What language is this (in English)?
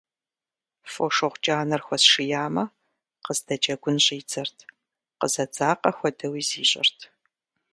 Kabardian